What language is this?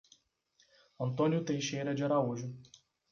Portuguese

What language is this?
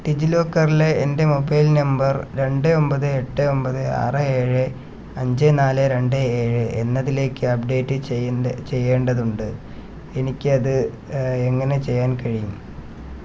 Malayalam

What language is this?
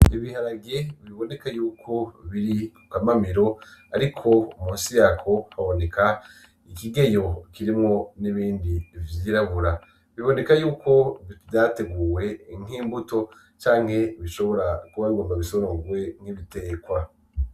Rundi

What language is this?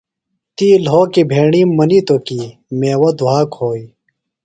Phalura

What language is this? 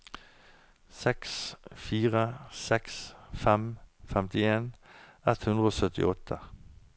Norwegian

